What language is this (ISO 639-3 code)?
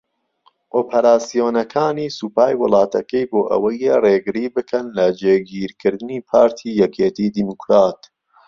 ckb